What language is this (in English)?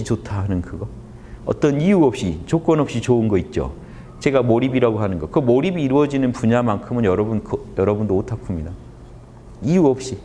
Korean